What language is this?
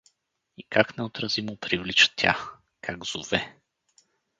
Bulgarian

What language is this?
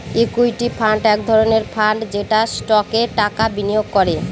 Bangla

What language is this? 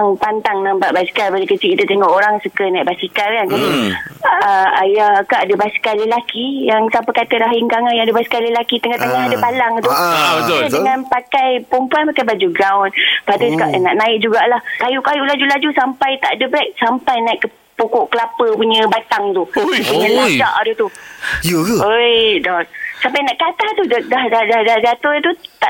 Malay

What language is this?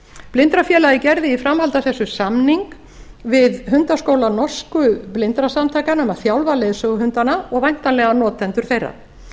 Icelandic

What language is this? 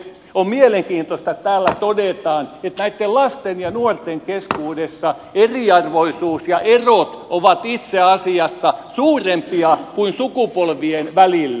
Finnish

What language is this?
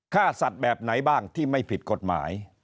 Thai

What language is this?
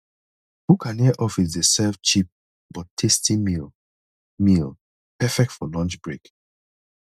Nigerian Pidgin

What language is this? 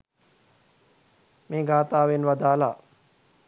Sinhala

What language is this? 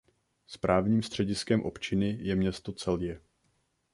Czech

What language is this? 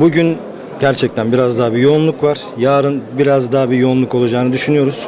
Turkish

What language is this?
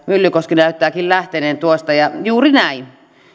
Finnish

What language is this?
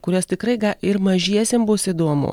Lithuanian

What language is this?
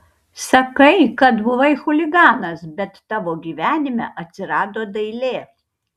Lithuanian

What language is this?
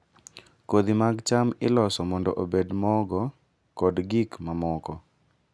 Luo (Kenya and Tanzania)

